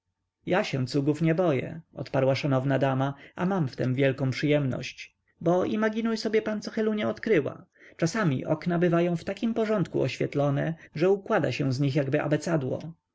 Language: Polish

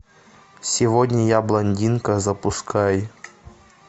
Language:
Russian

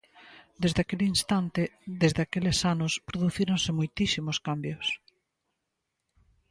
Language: Galician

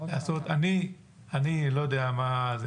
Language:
Hebrew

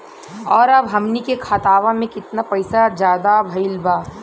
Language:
Bhojpuri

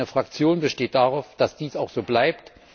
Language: German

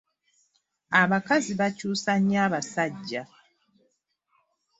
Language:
Ganda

